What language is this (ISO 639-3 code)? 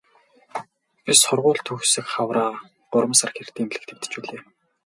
mon